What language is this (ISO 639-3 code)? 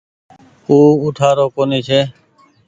gig